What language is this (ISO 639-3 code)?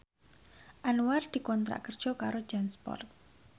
jav